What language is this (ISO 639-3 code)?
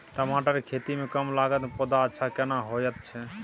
mai